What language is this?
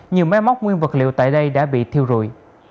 Vietnamese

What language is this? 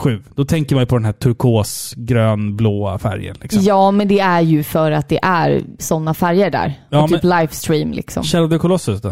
Swedish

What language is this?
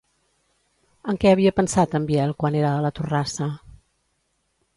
Catalan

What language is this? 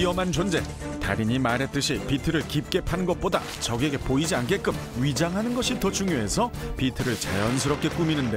Korean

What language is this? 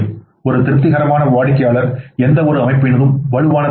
Tamil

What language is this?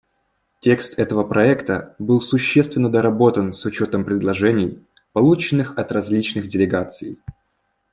Russian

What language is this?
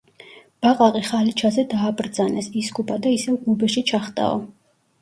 Georgian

